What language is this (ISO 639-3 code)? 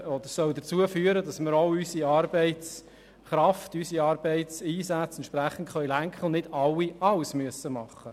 gsw